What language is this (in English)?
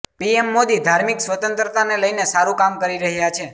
Gujarati